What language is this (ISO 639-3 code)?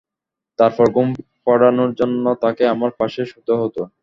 ben